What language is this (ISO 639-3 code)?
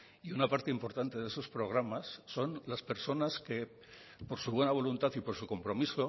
spa